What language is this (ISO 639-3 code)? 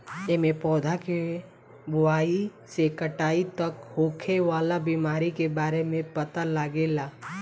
bho